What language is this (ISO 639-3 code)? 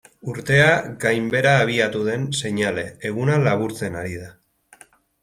eus